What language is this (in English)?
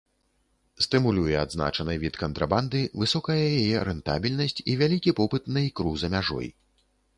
Belarusian